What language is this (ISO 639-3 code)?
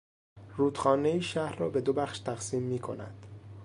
fas